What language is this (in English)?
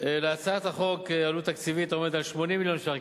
Hebrew